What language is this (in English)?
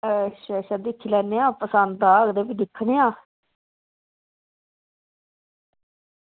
Dogri